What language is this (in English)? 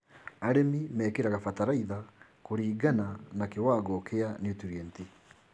Kikuyu